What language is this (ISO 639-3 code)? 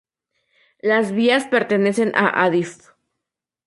spa